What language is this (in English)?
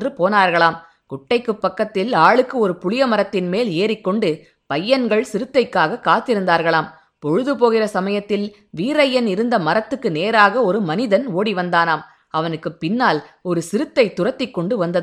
Tamil